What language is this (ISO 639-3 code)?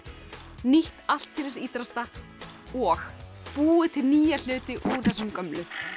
isl